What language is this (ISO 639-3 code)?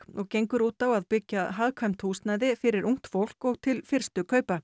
isl